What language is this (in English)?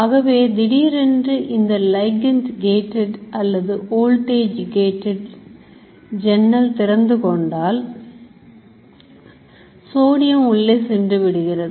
Tamil